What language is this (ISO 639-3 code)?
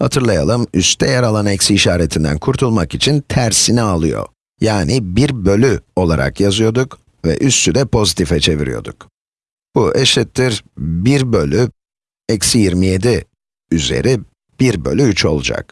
tur